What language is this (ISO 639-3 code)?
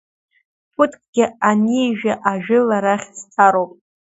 abk